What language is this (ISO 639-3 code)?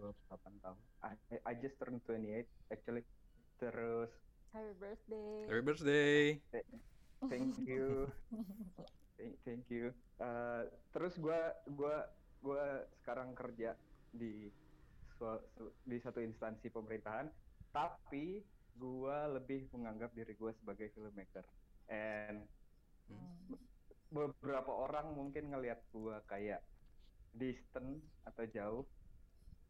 ind